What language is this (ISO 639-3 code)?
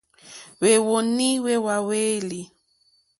bri